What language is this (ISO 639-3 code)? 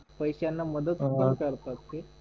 mar